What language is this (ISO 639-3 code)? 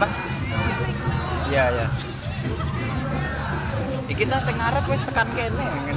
ind